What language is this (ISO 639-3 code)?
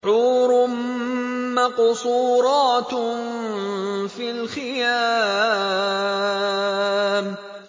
ara